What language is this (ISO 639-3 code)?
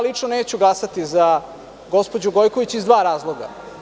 srp